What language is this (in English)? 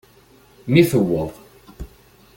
Kabyle